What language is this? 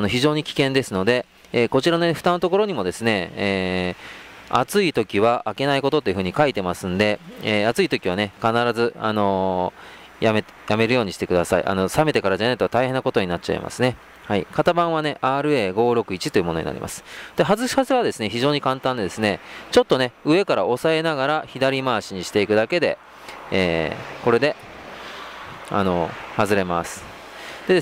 Japanese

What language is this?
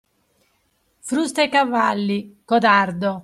Italian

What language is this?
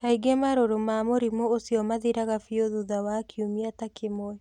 Kikuyu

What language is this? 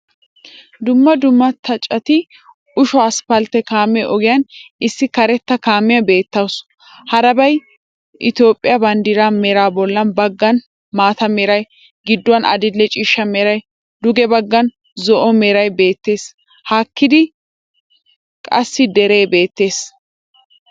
Wolaytta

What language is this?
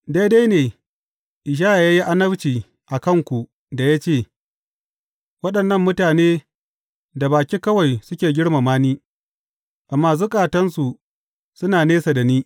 Hausa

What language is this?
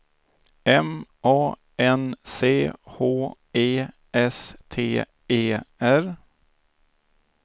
Swedish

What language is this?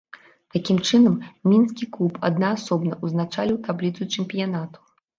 Belarusian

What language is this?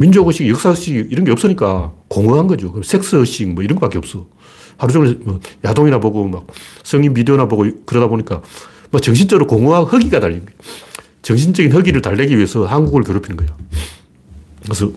Korean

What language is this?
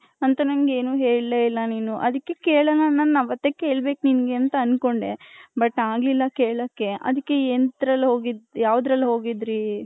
Kannada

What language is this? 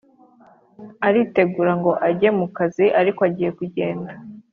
Kinyarwanda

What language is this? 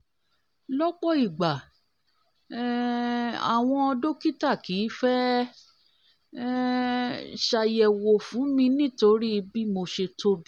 Yoruba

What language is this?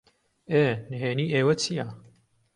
Central Kurdish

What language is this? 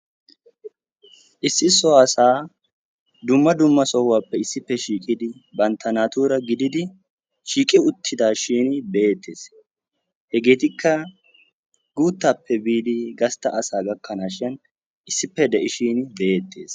Wolaytta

